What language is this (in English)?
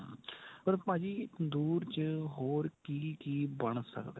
Punjabi